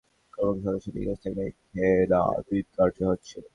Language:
Bangla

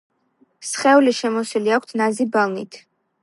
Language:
Georgian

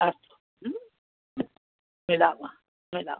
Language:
Sanskrit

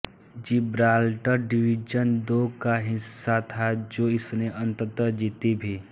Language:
Hindi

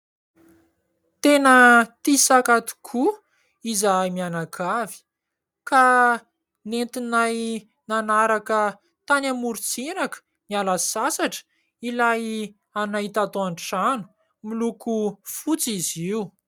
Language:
Malagasy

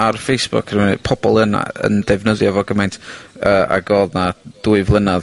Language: Welsh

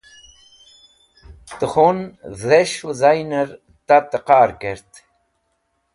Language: Wakhi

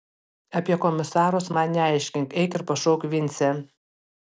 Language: Lithuanian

